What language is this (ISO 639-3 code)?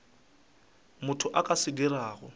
nso